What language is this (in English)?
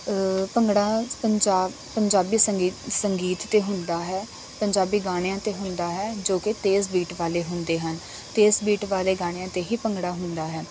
Punjabi